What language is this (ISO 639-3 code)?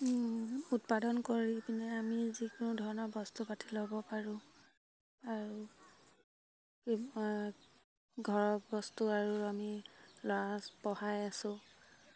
asm